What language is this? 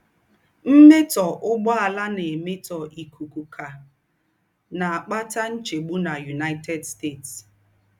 Igbo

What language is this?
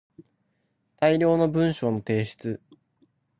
Japanese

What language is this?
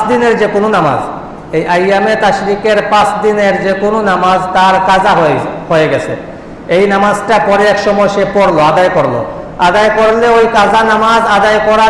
Indonesian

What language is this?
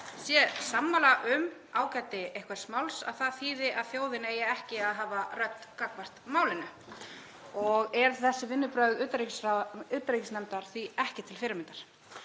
Icelandic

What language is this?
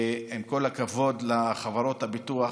Hebrew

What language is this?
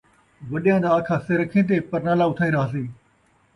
Saraiki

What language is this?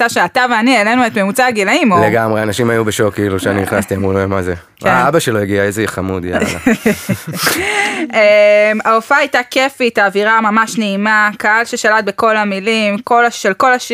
Hebrew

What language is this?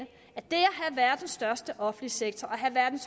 Danish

